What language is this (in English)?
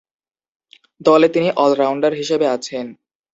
Bangla